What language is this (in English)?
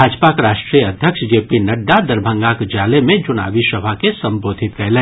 Maithili